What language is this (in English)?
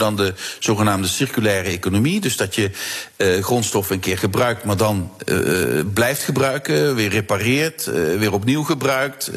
Dutch